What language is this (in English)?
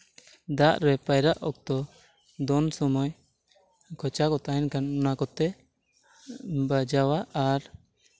Santali